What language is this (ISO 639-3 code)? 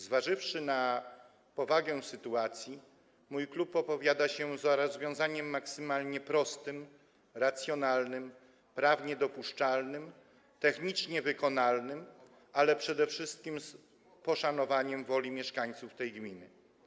pol